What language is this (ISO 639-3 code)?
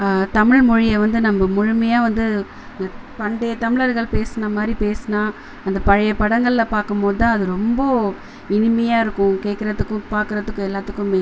tam